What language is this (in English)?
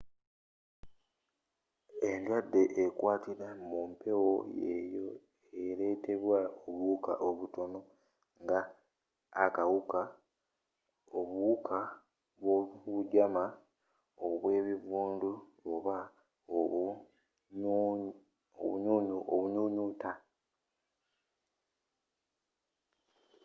Ganda